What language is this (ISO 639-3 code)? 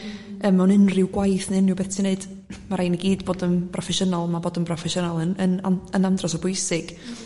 cym